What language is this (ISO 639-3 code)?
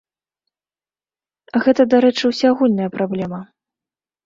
bel